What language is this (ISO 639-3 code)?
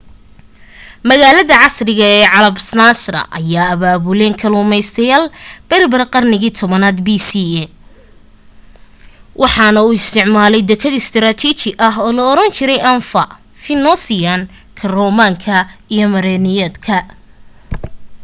som